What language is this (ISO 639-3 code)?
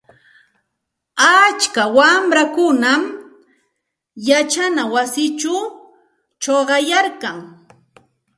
qxt